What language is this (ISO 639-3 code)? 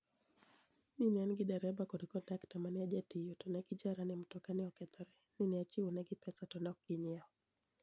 luo